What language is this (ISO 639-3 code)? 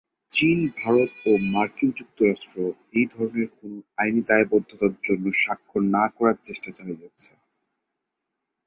ben